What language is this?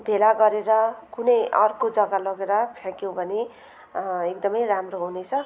Nepali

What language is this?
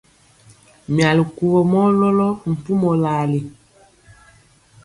Mpiemo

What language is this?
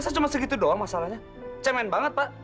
Indonesian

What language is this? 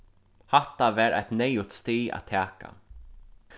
Faroese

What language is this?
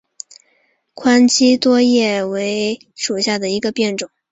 Chinese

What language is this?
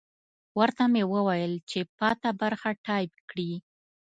Pashto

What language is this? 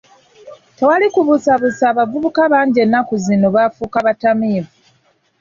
Ganda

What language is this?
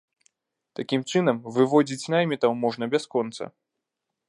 Belarusian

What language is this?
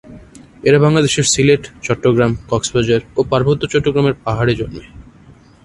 Bangla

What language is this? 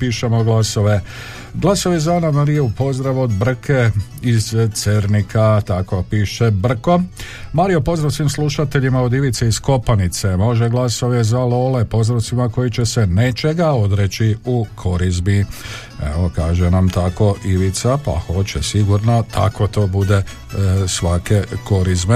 Croatian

